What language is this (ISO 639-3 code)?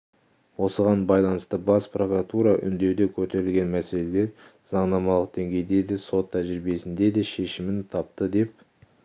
kaz